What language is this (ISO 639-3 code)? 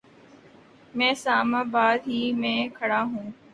urd